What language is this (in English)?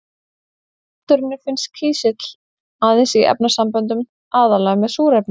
Icelandic